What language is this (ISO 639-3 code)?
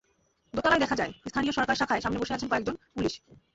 ben